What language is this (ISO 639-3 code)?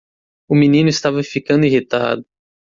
por